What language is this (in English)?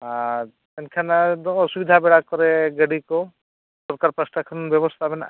Santali